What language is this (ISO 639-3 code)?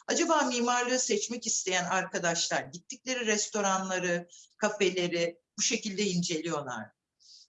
tur